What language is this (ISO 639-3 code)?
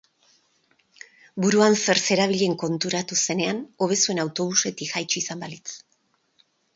eus